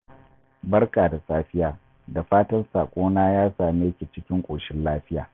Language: Hausa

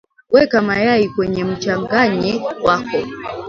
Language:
Swahili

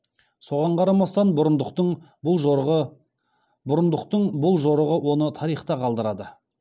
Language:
Kazakh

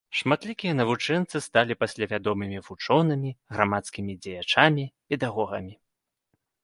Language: Belarusian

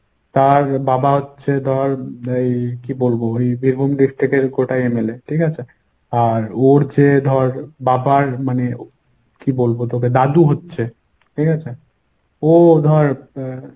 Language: Bangla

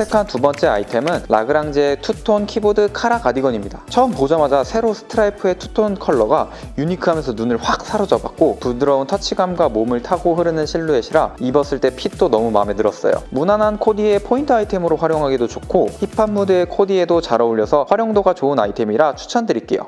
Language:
Korean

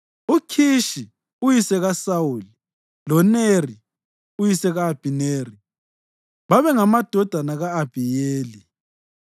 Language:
North Ndebele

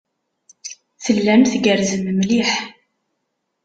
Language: Kabyle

